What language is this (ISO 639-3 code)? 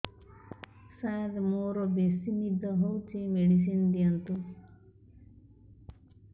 ori